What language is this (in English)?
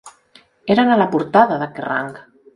Catalan